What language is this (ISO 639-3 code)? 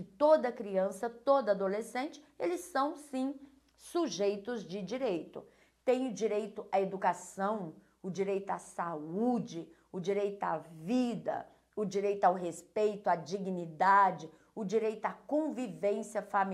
por